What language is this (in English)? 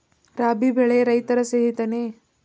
Kannada